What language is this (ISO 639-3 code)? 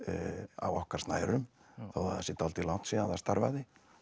isl